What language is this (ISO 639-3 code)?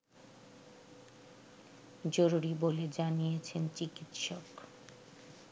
ben